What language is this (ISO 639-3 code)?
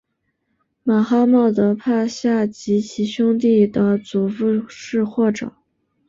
zho